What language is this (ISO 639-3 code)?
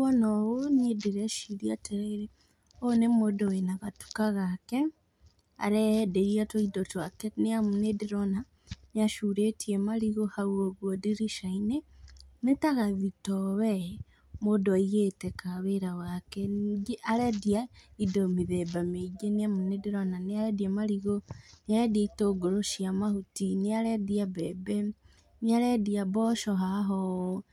kik